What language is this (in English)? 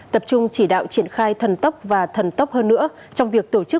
Vietnamese